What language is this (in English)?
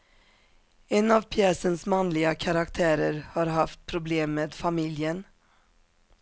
Swedish